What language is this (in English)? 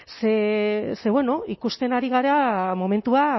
Basque